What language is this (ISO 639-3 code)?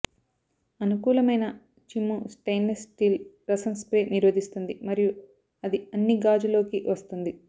tel